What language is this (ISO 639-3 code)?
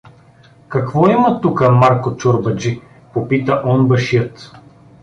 bul